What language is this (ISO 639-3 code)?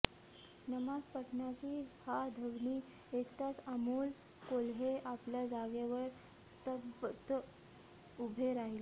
mar